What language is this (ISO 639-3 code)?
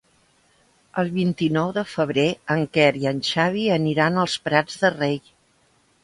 cat